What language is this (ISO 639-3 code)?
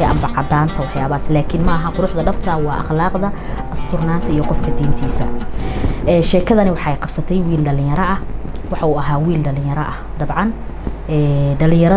ara